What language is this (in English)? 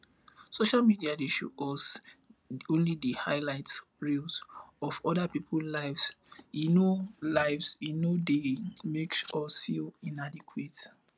Nigerian Pidgin